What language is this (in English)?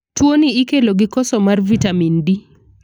Luo (Kenya and Tanzania)